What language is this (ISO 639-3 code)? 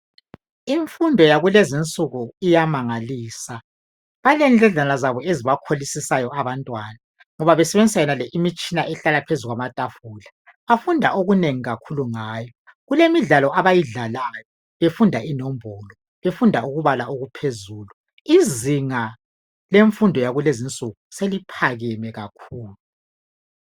nde